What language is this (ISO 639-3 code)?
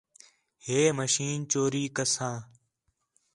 xhe